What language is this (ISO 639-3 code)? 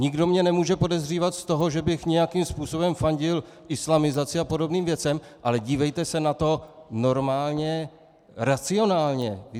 ces